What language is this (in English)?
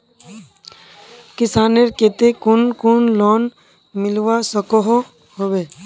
Magahi